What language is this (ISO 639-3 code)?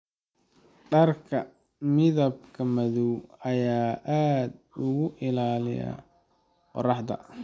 som